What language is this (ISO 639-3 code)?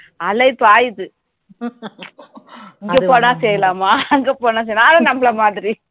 tam